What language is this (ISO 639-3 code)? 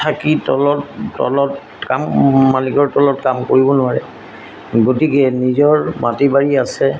asm